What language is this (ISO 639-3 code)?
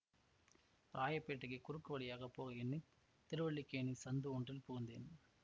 tam